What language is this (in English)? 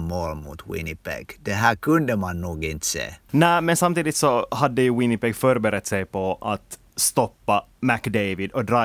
Swedish